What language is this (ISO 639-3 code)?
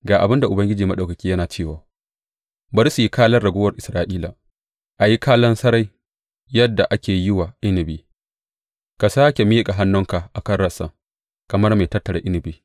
hau